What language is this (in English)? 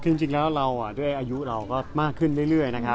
Thai